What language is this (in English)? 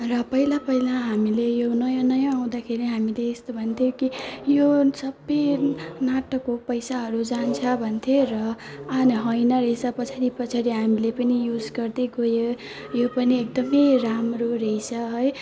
Nepali